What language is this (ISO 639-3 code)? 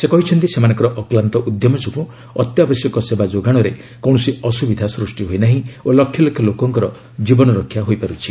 ori